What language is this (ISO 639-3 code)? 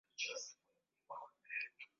swa